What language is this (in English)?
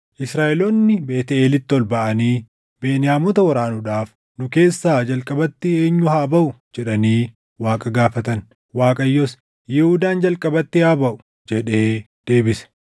Oromo